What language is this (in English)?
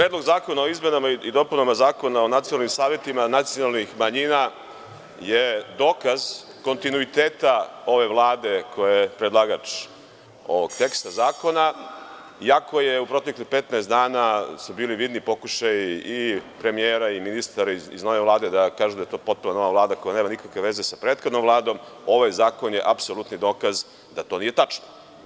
Serbian